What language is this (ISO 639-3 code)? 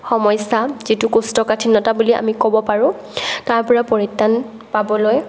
asm